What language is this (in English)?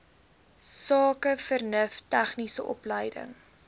Afrikaans